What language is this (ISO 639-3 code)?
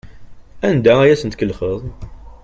kab